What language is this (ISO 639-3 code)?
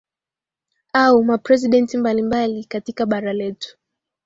swa